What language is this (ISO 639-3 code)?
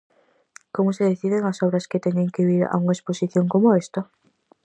glg